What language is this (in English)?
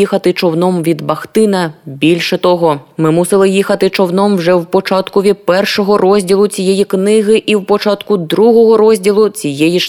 Ukrainian